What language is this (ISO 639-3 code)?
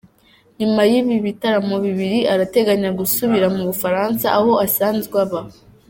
kin